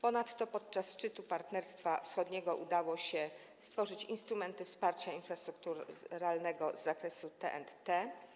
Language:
Polish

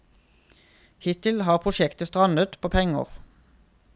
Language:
Norwegian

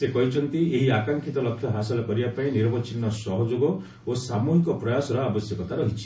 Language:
Odia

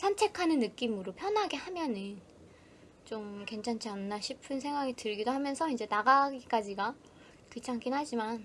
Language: Korean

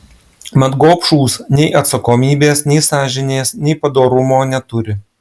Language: Lithuanian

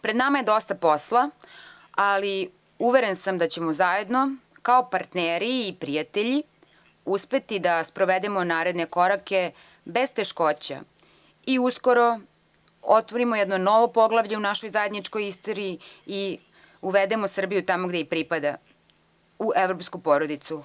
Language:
Serbian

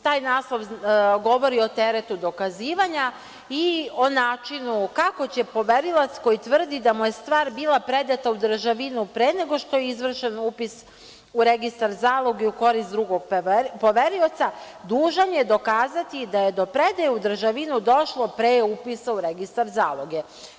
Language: Serbian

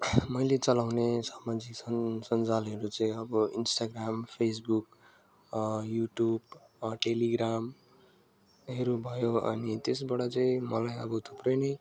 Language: Nepali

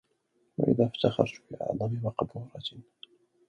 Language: Arabic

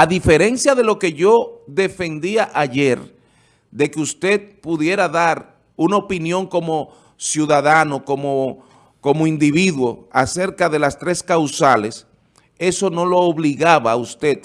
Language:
Spanish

